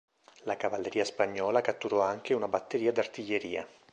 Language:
Italian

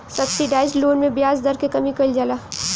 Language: Bhojpuri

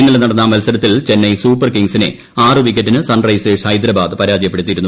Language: Malayalam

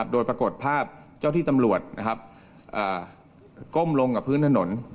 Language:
Thai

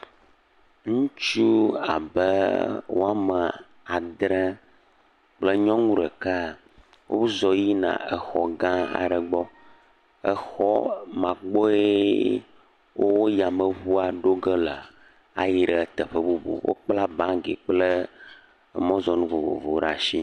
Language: Ewe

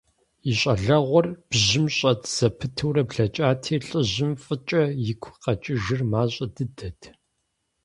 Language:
Kabardian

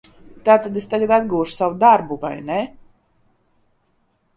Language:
Latvian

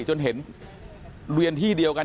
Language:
Thai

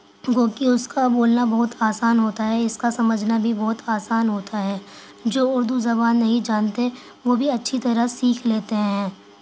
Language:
Urdu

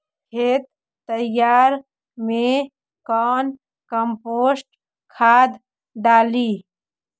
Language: Magahi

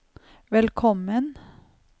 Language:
Norwegian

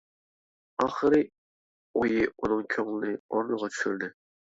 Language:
Uyghur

